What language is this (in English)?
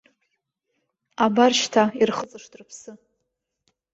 Abkhazian